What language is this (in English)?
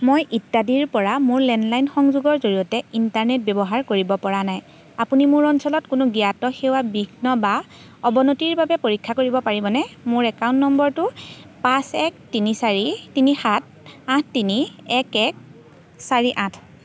Assamese